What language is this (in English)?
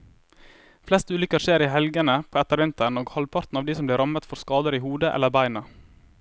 Norwegian